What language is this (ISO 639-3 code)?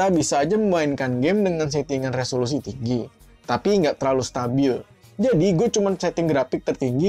ind